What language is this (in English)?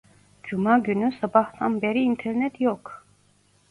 Turkish